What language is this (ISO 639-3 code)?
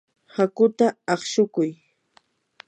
qur